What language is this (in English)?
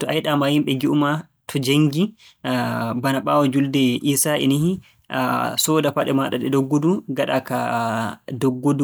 Borgu Fulfulde